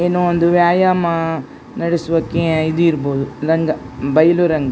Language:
Kannada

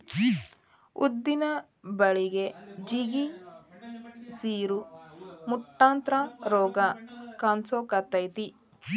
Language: Kannada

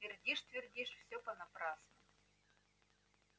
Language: Russian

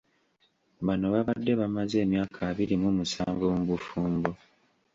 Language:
Ganda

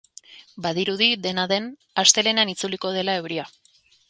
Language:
Basque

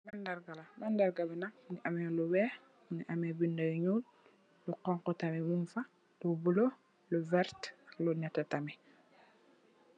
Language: Wolof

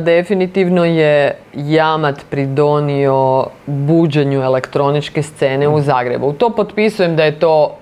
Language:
Croatian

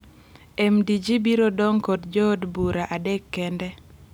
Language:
Luo (Kenya and Tanzania)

